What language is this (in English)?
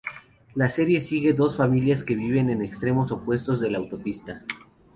Spanish